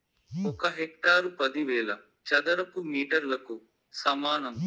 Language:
Telugu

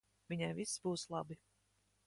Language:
Latvian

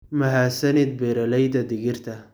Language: Somali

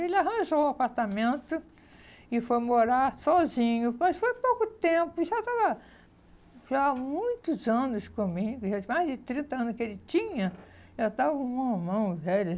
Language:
Portuguese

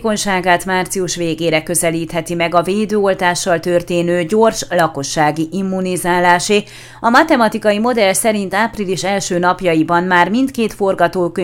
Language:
Hungarian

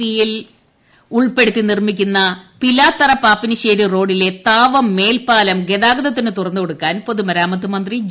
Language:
Malayalam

